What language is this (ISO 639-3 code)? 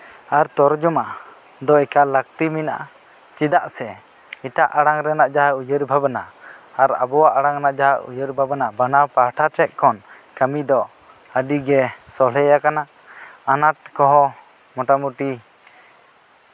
sat